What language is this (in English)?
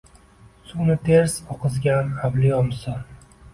Uzbek